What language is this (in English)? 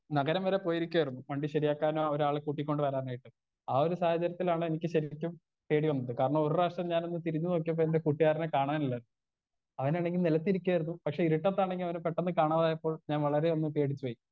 Malayalam